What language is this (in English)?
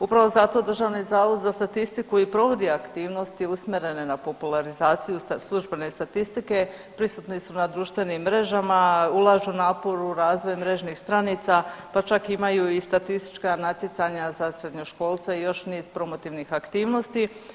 Croatian